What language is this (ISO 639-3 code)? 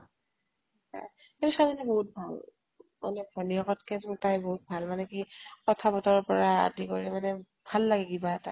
asm